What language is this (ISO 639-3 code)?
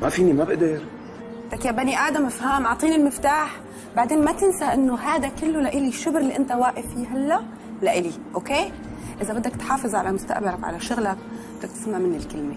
ara